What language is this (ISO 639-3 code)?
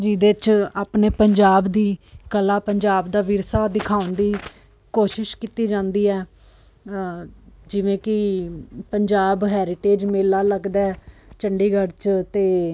pan